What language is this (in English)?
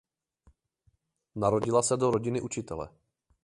Czech